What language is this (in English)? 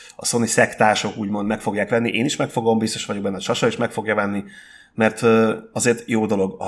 Hungarian